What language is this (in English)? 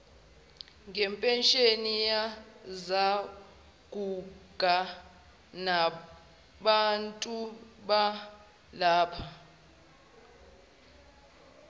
Zulu